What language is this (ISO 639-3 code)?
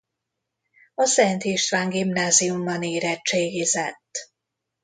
hun